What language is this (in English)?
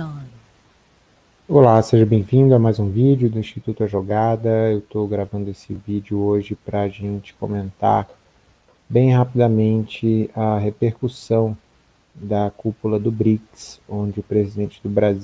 Portuguese